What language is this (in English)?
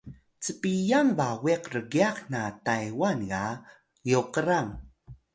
Atayal